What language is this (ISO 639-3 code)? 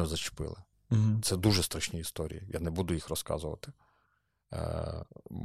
ukr